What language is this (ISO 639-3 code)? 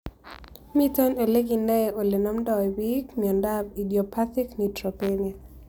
kln